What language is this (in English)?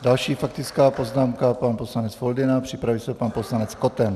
Czech